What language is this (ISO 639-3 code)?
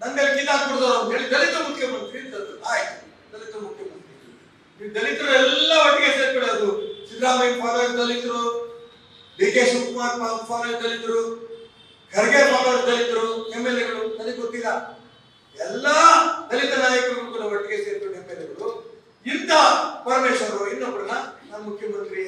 kan